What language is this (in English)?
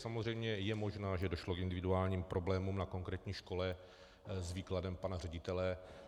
Czech